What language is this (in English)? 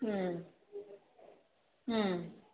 Manipuri